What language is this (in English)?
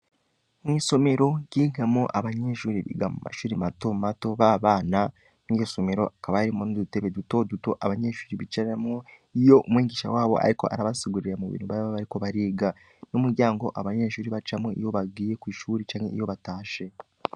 Rundi